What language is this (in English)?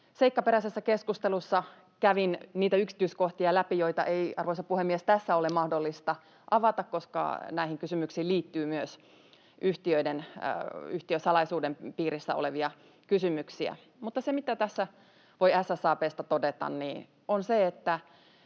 Finnish